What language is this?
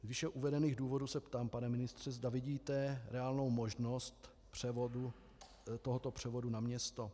Czech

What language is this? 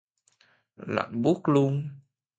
Vietnamese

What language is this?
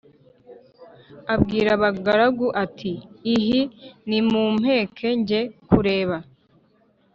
Kinyarwanda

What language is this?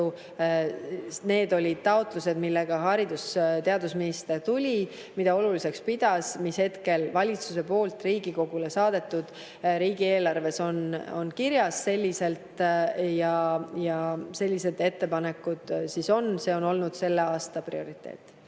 Estonian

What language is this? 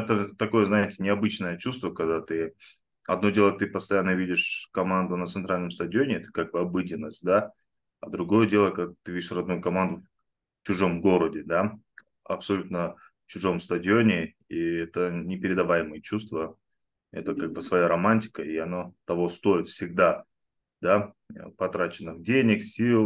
Russian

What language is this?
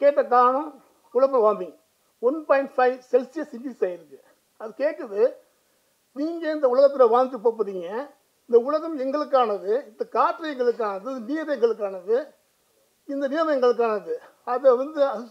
Tamil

